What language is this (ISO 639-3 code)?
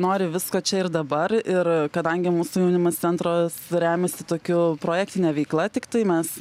lit